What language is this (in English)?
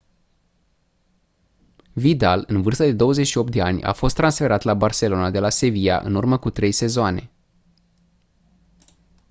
Romanian